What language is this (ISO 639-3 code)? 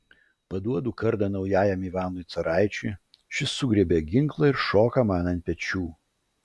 lit